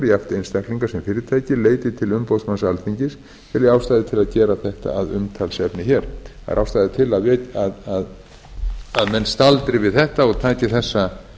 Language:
Icelandic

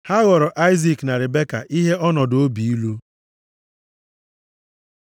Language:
Igbo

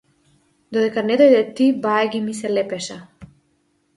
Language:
Macedonian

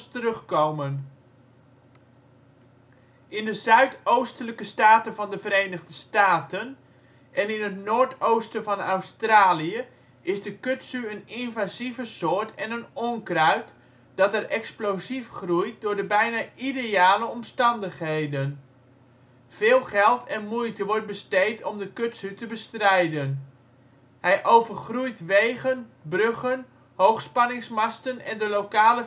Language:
Dutch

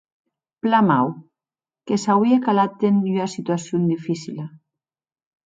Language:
Occitan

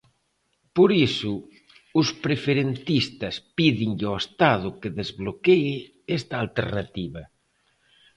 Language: Galician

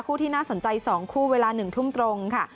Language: Thai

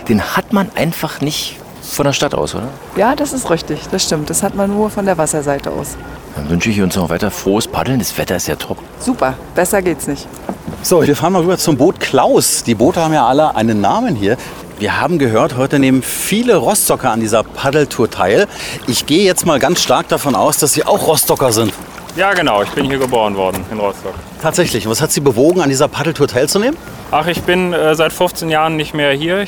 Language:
German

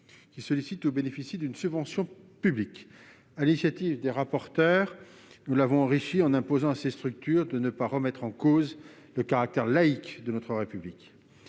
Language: French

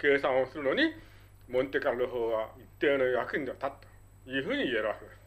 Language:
Japanese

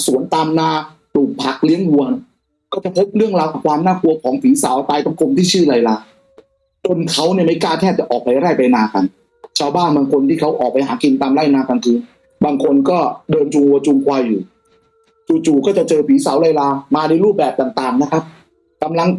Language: Thai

